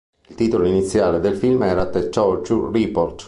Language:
Italian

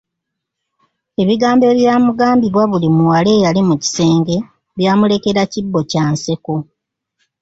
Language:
Ganda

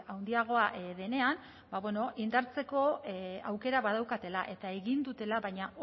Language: Basque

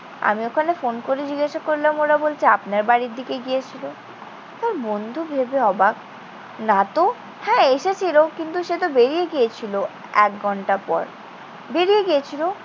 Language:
Bangla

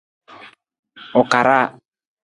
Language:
Nawdm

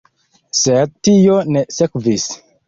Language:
Esperanto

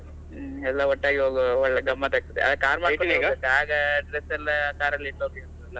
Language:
Kannada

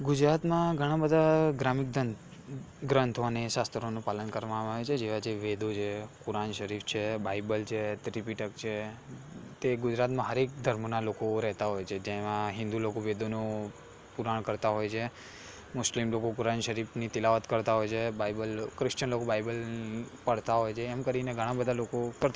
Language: Gujarati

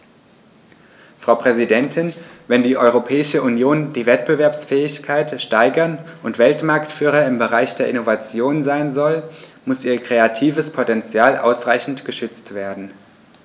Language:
German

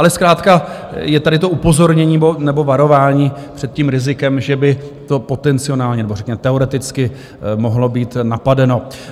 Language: Czech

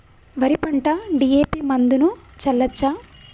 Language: Telugu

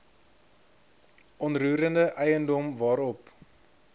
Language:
Afrikaans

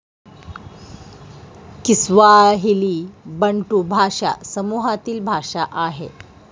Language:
Marathi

